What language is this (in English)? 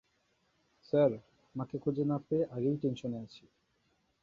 Bangla